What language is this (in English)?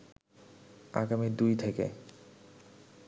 Bangla